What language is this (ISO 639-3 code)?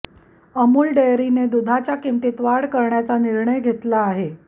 mar